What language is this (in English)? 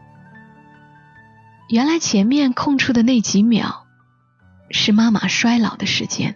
Chinese